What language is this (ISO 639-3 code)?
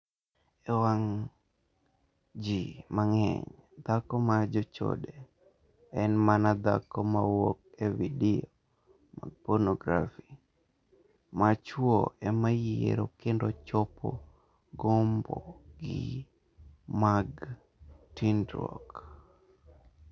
luo